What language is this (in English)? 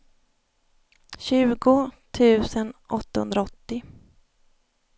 Swedish